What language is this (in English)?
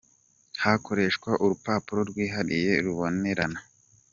Kinyarwanda